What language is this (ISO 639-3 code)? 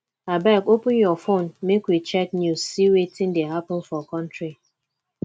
pcm